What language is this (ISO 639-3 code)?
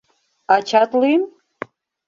chm